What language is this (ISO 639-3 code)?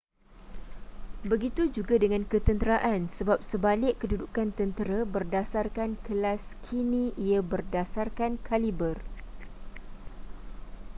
msa